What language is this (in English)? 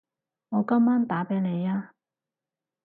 Cantonese